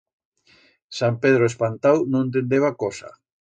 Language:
Aragonese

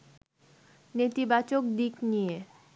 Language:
Bangla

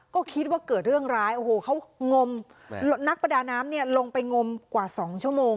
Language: Thai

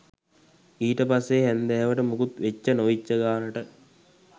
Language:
Sinhala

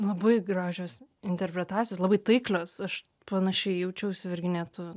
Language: Lithuanian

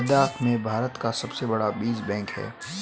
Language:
Hindi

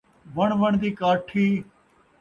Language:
Saraiki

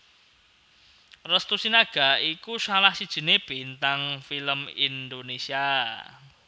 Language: Javanese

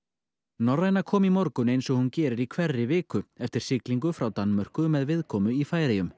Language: Icelandic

